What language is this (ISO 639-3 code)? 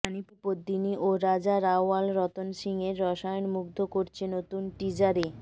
ben